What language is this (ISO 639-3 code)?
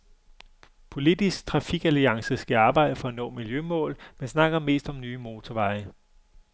dan